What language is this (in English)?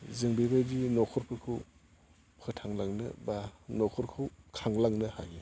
Bodo